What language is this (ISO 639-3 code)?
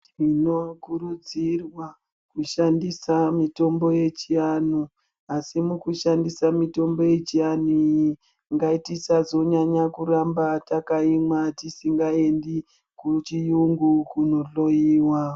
ndc